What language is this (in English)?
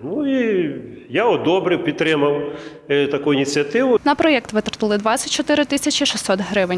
Ukrainian